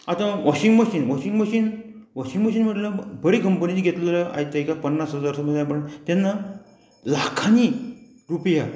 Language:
Konkani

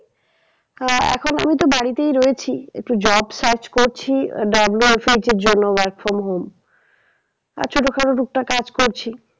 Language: Bangla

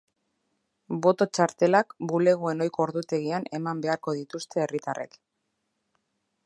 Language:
Basque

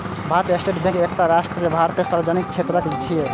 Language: Maithili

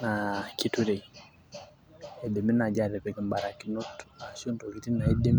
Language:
Masai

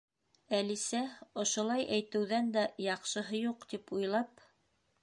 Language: Bashkir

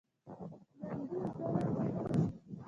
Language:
Pashto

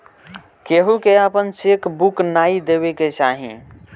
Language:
Bhojpuri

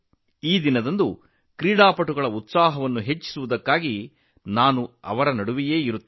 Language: Kannada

